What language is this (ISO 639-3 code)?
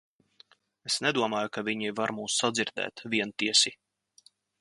lav